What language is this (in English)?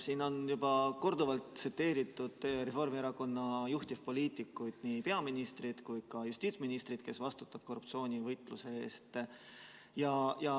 Estonian